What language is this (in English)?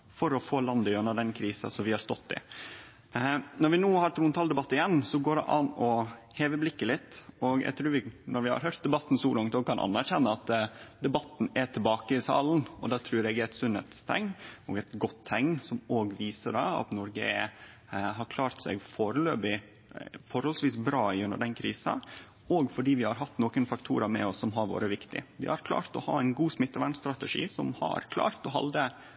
Norwegian Nynorsk